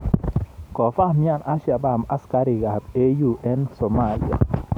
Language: Kalenjin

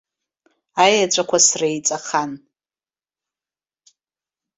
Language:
Abkhazian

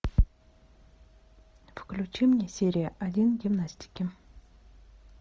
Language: Russian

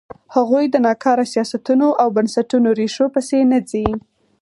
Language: Pashto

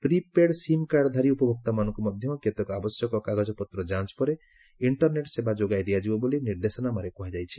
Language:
Odia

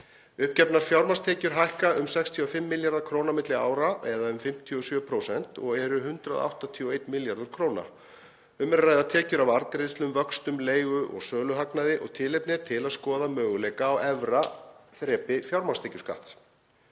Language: Icelandic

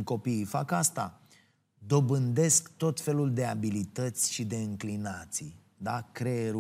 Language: Romanian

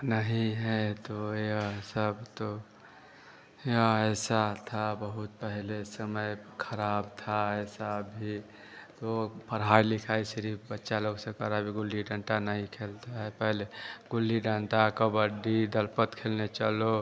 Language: Hindi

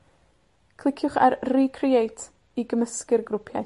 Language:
Welsh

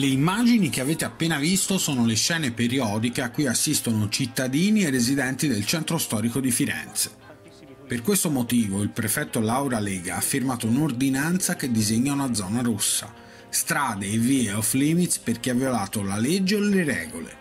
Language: Italian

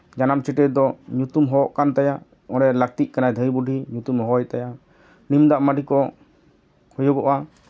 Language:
Santali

